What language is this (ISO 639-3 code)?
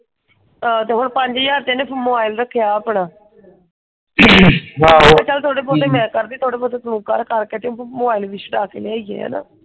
pan